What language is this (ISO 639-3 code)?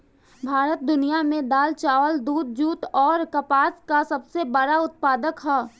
bho